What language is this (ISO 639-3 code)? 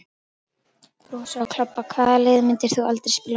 isl